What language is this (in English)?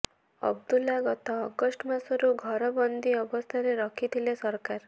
Odia